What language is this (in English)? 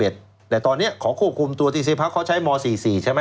Thai